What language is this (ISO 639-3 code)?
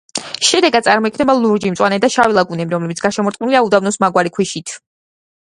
kat